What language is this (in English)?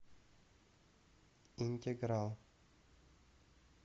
Russian